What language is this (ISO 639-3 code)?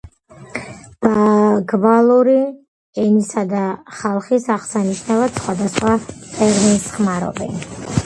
kat